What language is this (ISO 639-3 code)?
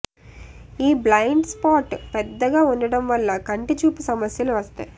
tel